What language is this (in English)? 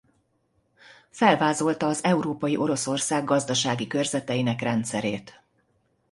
Hungarian